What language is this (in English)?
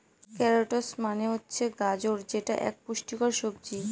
Bangla